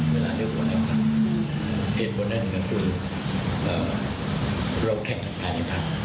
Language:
Thai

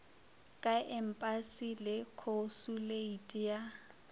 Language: Northern Sotho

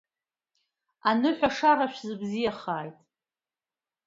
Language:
Abkhazian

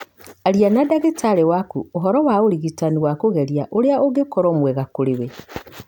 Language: Kikuyu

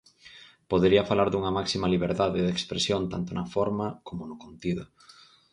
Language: Galician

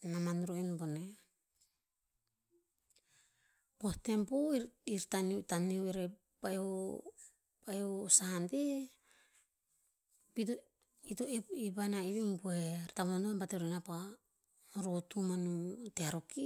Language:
Tinputz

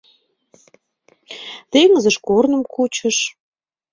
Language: Mari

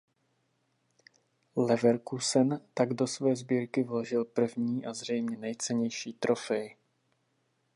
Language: Czech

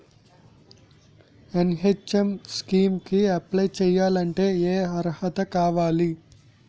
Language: Telugu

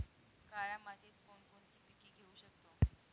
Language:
Marathi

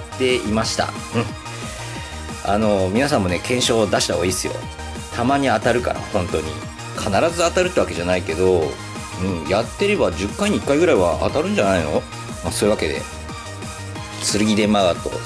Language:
Japanese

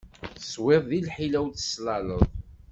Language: Kabyle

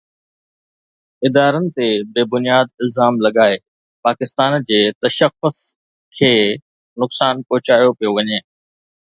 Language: Sindhi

